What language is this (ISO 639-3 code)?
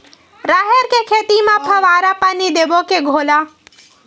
hne